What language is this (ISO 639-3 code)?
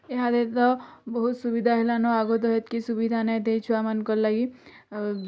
ori